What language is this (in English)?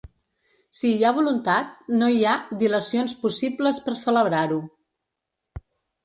Catalan